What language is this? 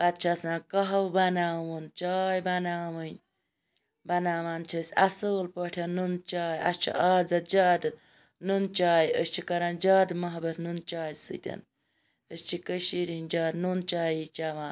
Kashmiri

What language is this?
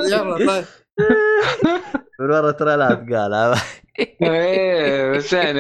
Arabic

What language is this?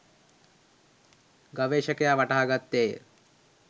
Sinhala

